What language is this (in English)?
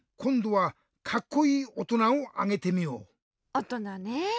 Japanese